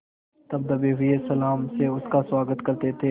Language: Hindi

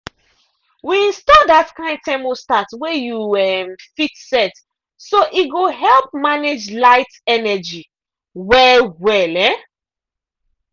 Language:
Nigerian Pidgin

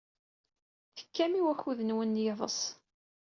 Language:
Kabyle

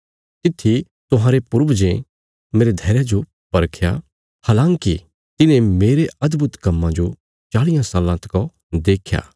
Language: Bilaspuri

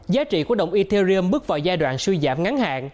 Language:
Vietnamese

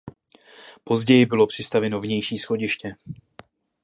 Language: Czech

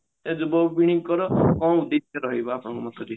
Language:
Odia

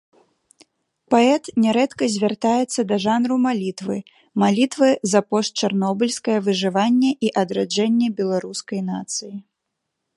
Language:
Belarusian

